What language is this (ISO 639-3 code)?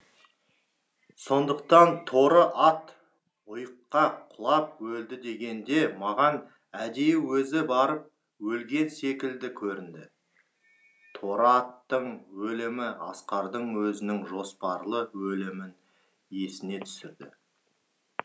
kaz